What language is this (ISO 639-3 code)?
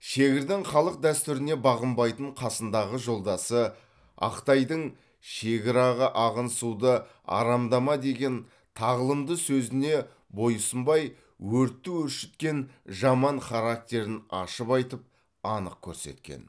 kaz